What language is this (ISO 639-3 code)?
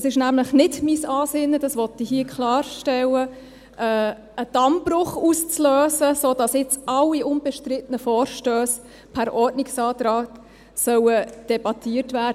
gsw